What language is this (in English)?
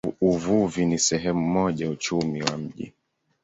Swahili